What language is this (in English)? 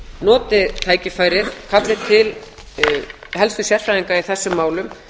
Icelandic